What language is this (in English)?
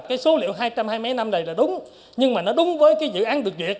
Vietnamese